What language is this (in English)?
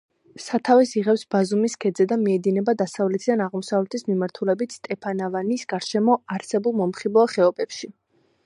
Georgian